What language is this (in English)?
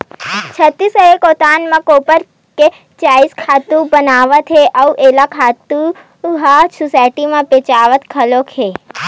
Chhattisgarhi